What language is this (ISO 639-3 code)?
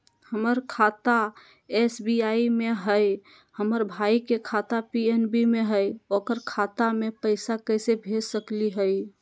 mag